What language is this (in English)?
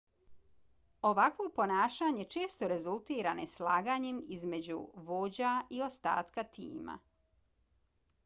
Bosnian